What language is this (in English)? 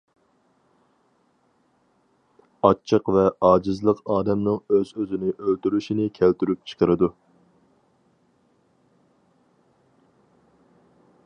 Uyghur